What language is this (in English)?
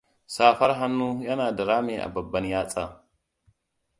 Hausa